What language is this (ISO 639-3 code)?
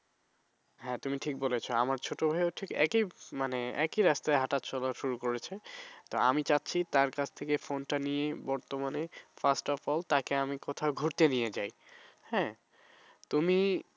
ben